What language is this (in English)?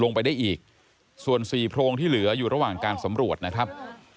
Thai